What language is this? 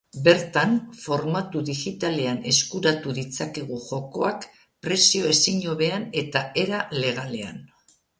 Basque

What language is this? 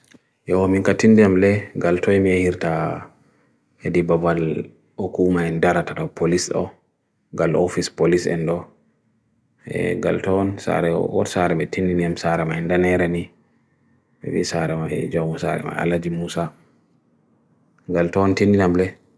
Bagirmi Fulfulde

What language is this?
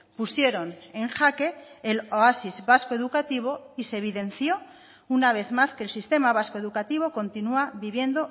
Spanish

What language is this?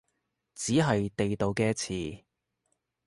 Cantonese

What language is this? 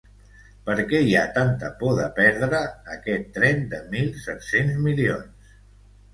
Catalan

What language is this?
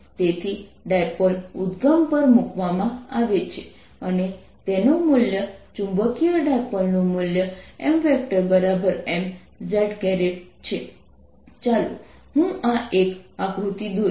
Gujarati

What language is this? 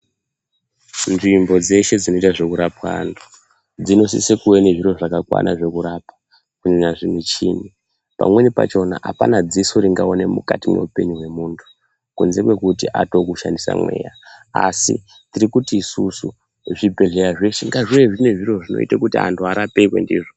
Ndau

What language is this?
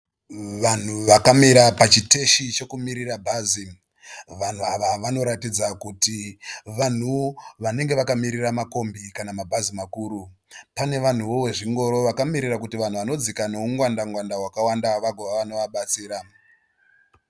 Shona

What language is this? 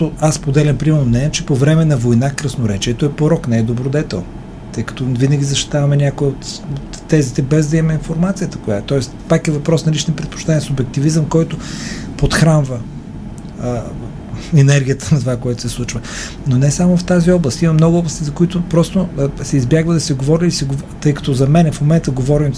Bulgarian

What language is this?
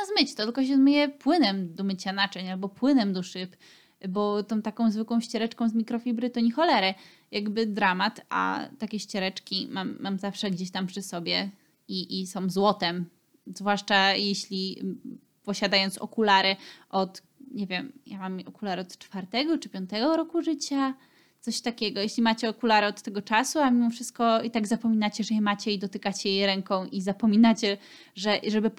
Polish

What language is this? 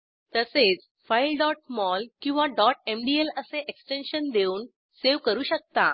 Marathi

